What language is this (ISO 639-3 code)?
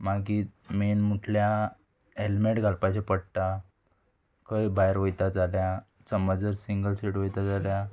kok